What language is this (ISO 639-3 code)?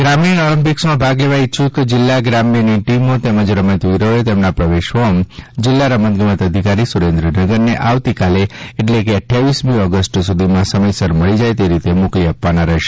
guj